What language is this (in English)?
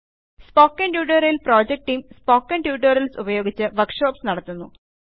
Malayalam